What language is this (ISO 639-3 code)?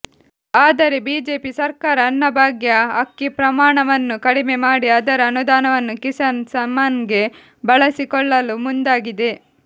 kan